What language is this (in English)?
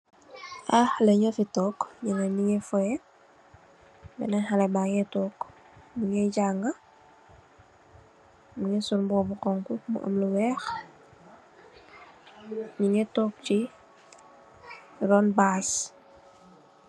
Wolof